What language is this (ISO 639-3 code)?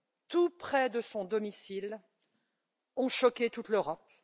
fra